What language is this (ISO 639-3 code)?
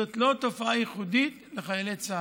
heb